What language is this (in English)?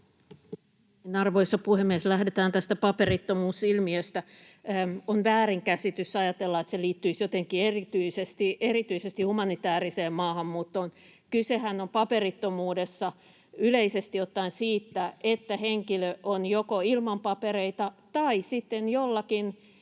Finnish